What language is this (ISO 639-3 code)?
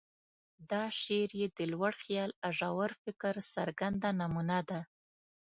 pus